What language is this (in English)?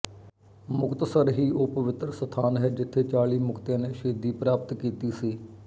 Punjabi